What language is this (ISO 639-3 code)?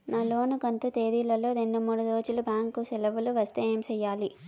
tel